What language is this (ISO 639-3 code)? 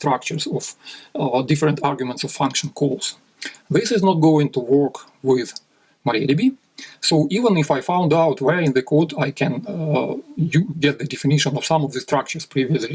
eng